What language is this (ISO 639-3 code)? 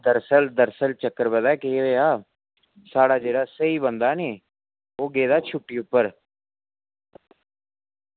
doi